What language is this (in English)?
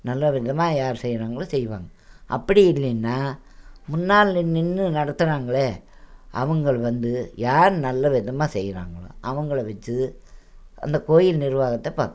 Tamil